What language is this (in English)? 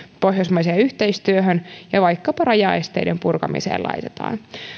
Finnish